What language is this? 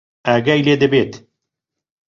Central Kurdish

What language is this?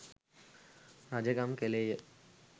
Sinhala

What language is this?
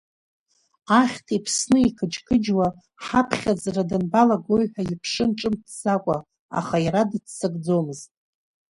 Abkhazian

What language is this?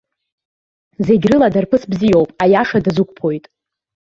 Abkhazian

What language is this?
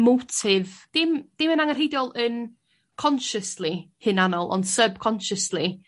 Welsh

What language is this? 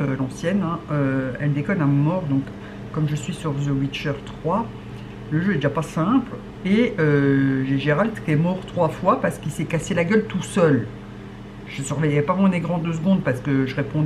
French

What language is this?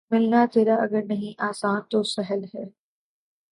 Urdu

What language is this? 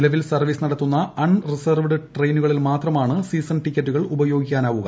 Malayalam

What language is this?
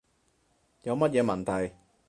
Cantonese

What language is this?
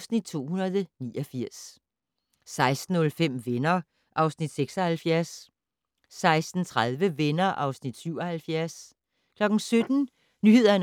Danish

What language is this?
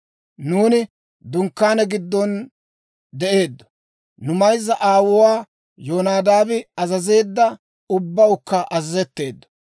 Dawro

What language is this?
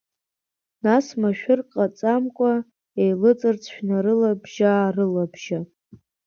Abkhazian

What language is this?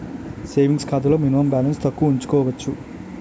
Telugu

